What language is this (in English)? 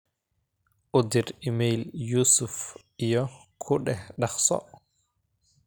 Somali